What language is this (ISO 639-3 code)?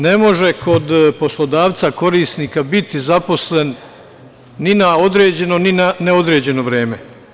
srp